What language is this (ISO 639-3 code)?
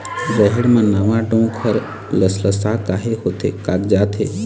hne